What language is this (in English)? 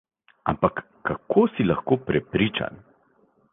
Slovenian